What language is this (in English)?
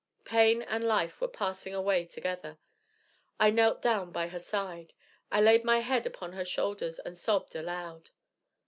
English